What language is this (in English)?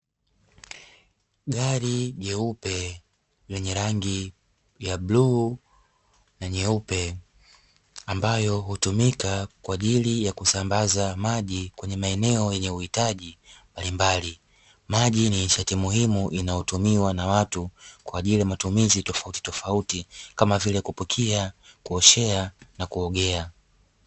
Swahili